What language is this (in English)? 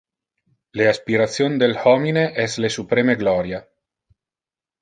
Interlingua